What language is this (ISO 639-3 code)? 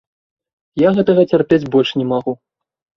bel